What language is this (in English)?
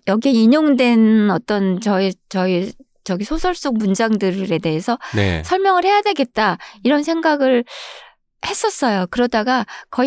Korean